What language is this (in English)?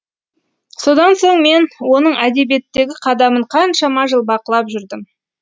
Kazakh